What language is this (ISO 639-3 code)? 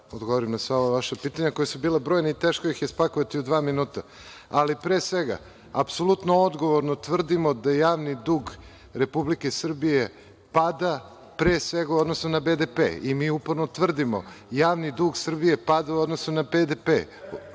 srp